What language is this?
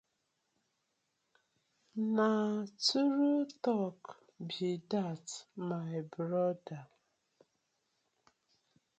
Nigerian Pidgin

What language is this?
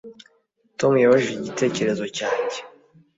Kinyarwanda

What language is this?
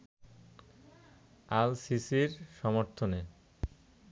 Bangla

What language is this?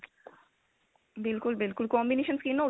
Punjabi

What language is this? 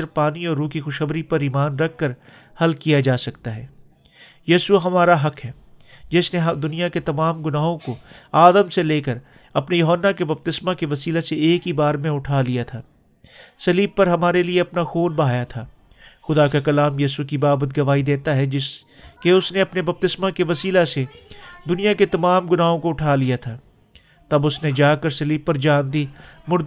Urdu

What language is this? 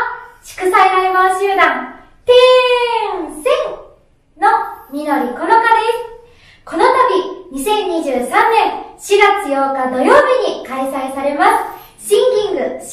Japanese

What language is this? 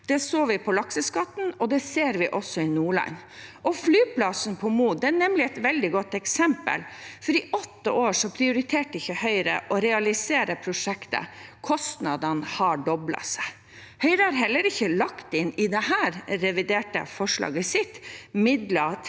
Norwegian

